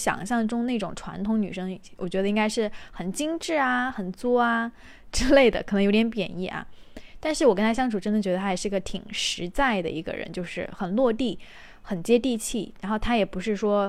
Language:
Chinese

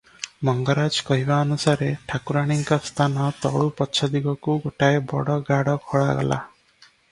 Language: Odia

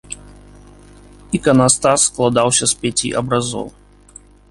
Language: Belarusian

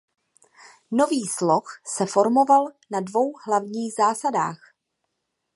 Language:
Czech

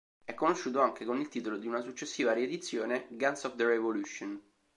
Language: Italian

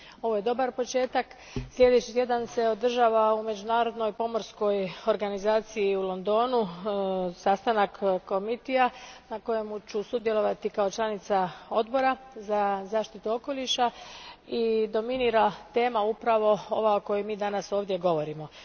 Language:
Croatian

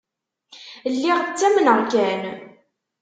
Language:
Kabyle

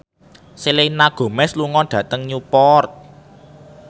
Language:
Javanese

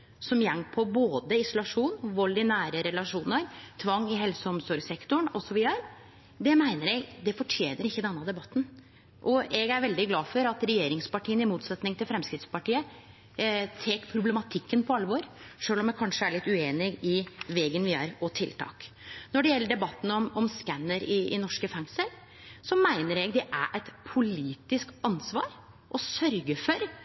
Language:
Norwegian Nynorsk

